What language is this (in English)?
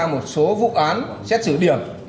Vietnamese